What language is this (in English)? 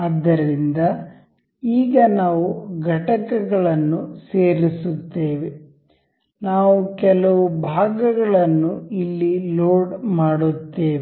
Kannada